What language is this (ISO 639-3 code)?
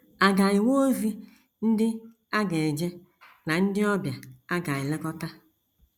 ibo